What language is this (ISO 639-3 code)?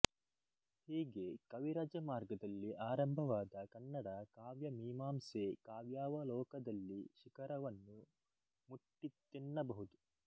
kan